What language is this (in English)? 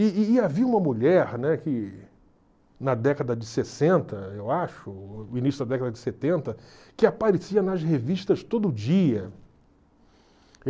Portuguese